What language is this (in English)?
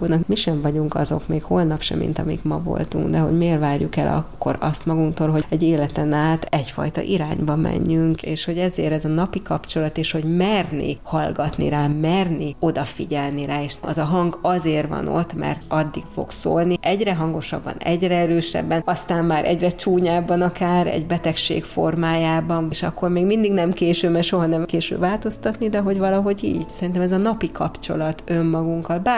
Hungarian